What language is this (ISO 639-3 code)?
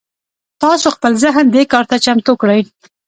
pus